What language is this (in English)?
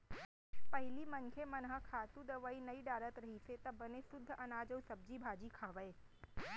Chhattisgarhi